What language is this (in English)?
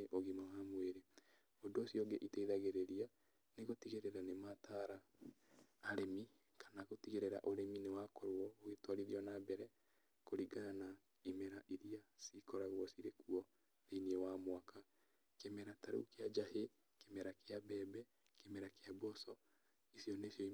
Kikuyu